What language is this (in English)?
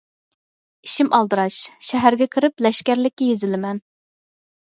Uyghur